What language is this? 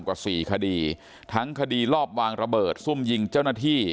Thai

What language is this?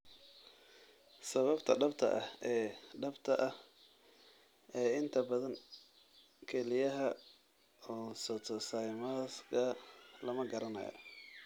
Somali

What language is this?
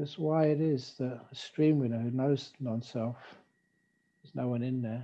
English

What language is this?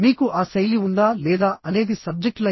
Telugu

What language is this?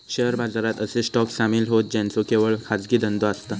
Marathi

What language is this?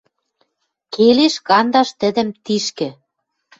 Western Mari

